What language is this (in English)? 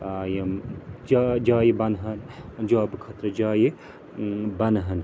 Kashmiri